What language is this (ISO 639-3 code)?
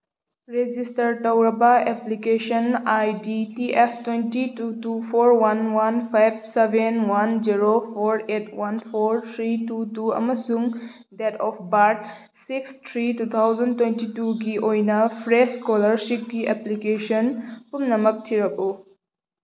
mni